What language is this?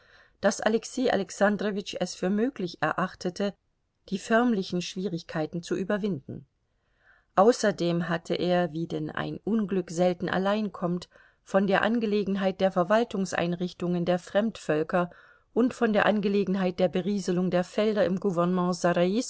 German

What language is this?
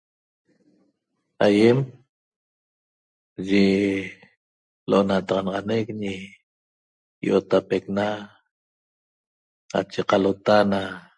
Toba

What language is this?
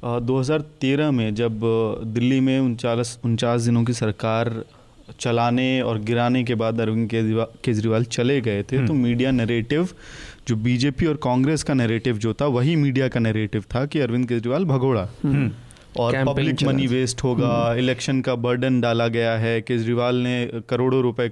Hindi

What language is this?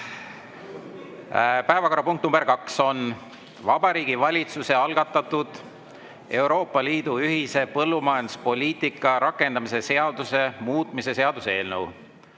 Estonian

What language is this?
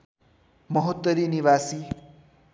Nepali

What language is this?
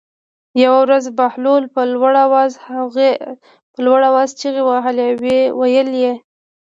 Pashto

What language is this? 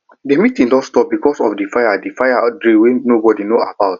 Nigerian Pidgin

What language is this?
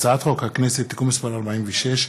Hebrew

